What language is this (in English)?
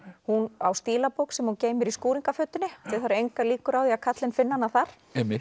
Icelandic